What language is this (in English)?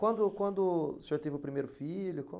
Portuguese